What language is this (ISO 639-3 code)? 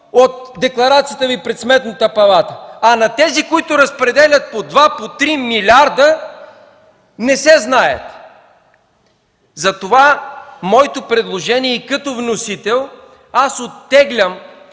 bul